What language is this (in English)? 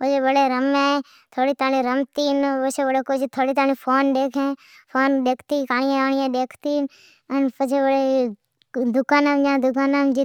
Od